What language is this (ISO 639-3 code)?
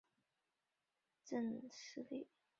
zho